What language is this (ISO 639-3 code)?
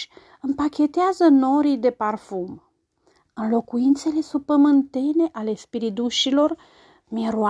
ron